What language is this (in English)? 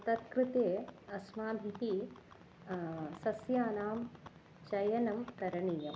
Sanskrit